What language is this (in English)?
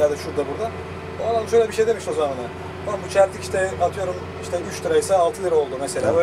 Turkish